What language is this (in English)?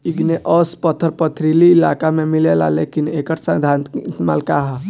Bhojpuri